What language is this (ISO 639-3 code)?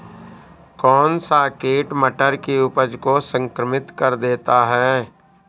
hin